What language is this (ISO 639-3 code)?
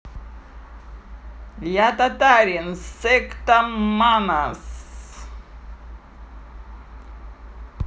rus